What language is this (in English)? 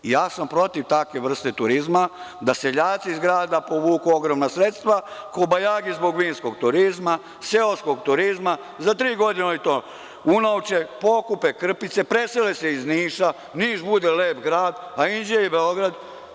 Serbian